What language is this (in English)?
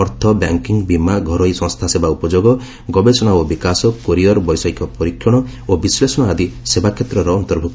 Odia